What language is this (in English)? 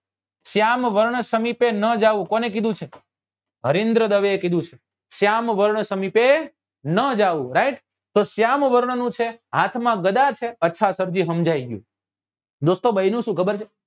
Gujarati